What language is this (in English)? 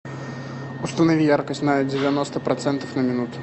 Russian